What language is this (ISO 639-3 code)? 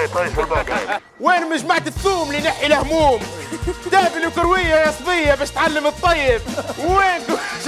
ara